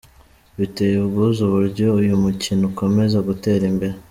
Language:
Kinyarwanda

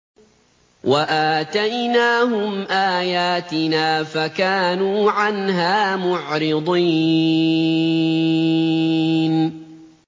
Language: Arabic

